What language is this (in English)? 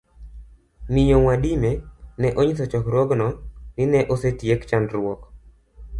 Luo (Kenya and Tanzania)